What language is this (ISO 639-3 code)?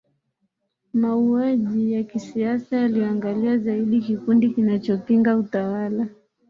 swa